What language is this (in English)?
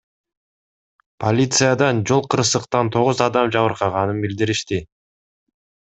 Kyrgyz